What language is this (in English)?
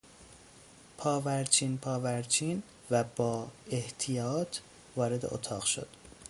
Persian